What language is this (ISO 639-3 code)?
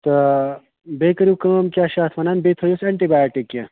kas